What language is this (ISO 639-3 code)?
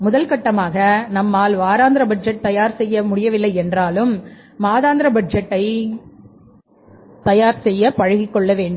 tam